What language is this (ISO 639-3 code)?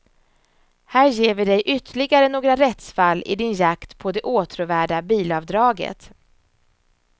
swe